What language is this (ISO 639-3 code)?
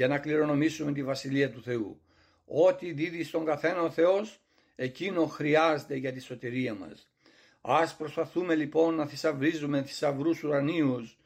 ell